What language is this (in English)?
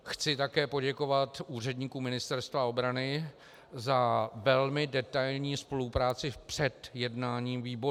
Czech